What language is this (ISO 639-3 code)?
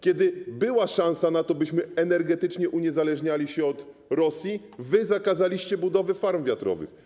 pol